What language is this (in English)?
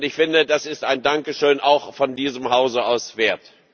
German